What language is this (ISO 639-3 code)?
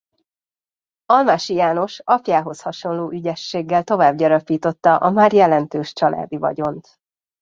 hun